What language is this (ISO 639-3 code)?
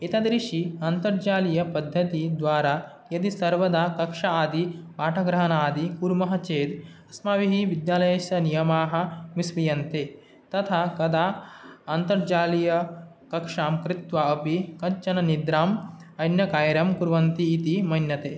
san